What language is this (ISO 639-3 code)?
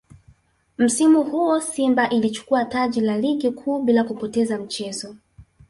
swa